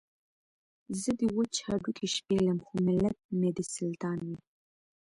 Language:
Pashto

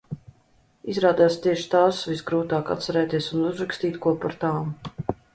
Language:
Latvian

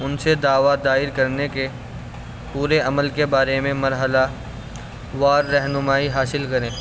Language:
Urdu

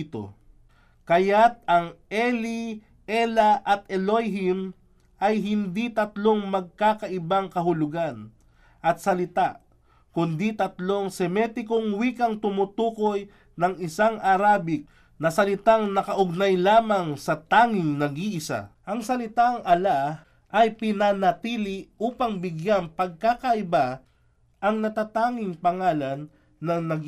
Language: Filipino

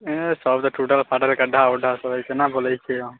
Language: Maithili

